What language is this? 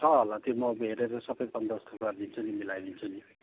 Nepali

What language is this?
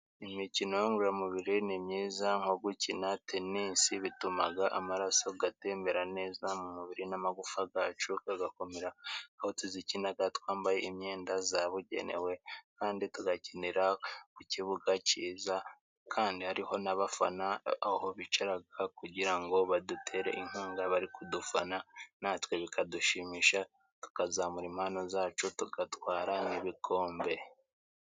Kinyarwanda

